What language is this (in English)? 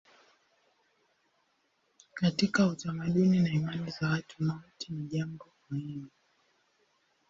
Swahili